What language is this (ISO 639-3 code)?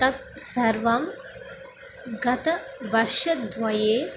san